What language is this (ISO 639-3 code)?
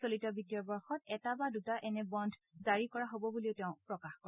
asm